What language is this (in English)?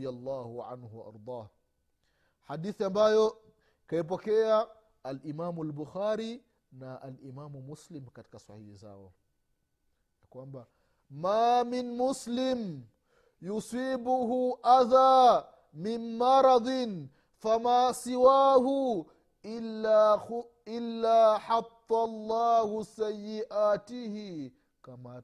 Swahili